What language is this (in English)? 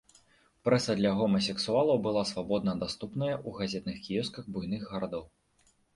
Belarusian